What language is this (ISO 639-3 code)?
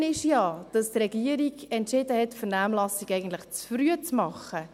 gsw